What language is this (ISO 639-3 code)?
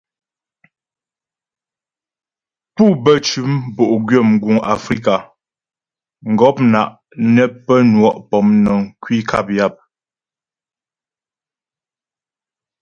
bbj